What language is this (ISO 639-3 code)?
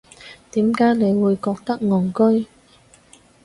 yue